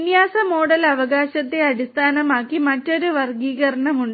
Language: Malayalam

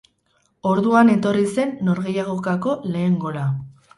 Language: Basque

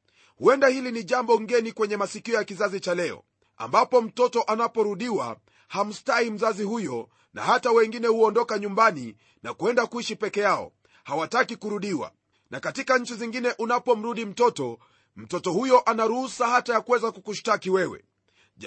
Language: Swahili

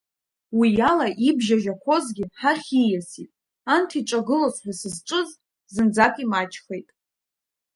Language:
Abkhazian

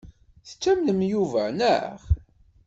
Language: Kabyle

